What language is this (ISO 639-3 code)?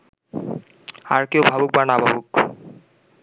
ben